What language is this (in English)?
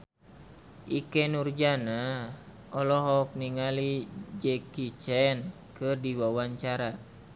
Sundanese